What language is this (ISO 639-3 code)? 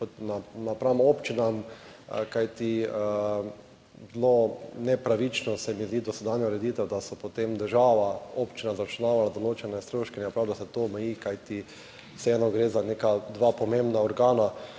slv